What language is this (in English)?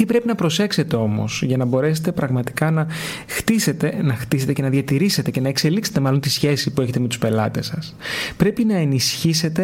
Greek